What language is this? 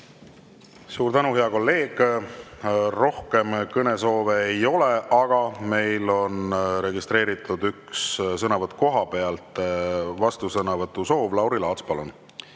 Estonian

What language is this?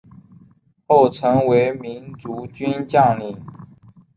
Chinese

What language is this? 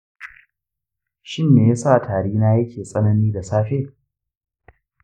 Hausa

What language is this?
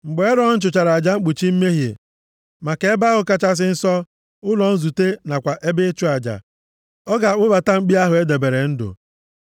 Igbo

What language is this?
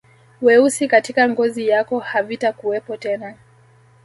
Swahili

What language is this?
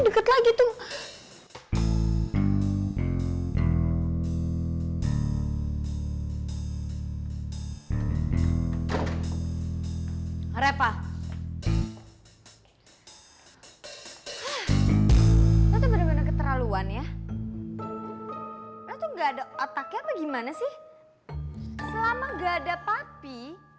Indonesian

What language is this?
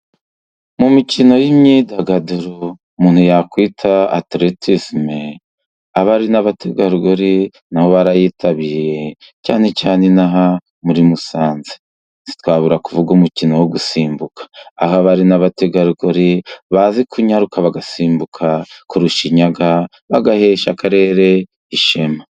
Kinyarwanda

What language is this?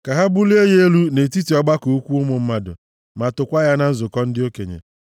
Igbo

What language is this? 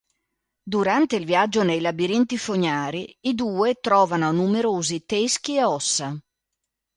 Italian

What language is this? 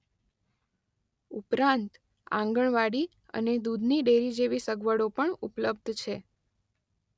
Gujarati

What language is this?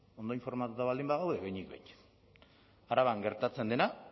Basque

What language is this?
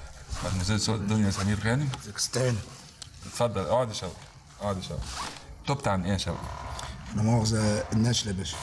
Arabic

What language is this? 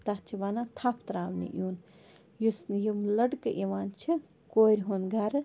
Kashmiri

